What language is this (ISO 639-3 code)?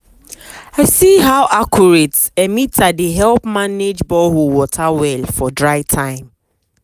pcm